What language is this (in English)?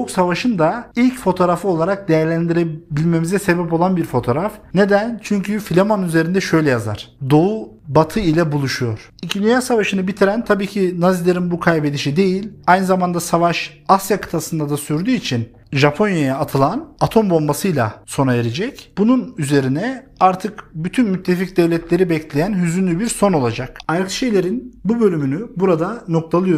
Turkish